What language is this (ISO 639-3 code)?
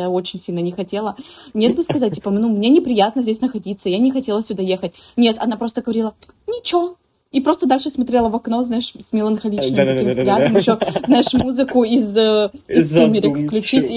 rus